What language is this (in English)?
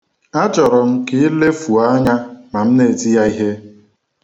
Igbo